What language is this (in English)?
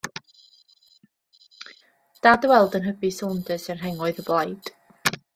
Welsh